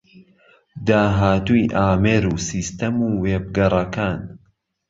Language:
Central Kurdish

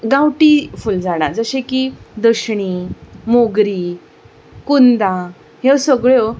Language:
Konkani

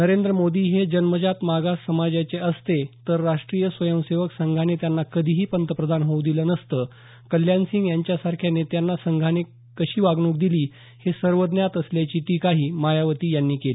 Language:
Marathi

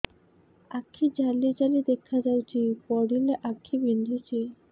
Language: Odia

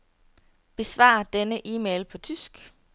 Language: Danish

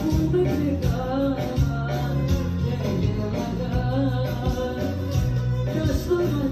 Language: Greek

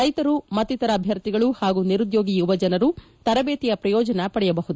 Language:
Kannada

